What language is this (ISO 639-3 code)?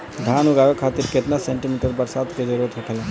bho